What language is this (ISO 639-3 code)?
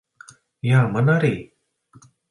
lav